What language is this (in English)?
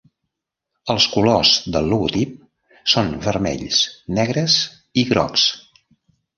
Catalan